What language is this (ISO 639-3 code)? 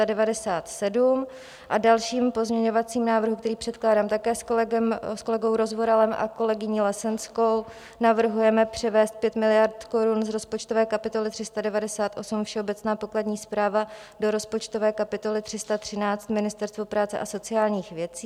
ces